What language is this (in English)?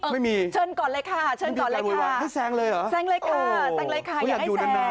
Thai